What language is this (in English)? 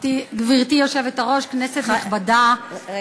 Hebrew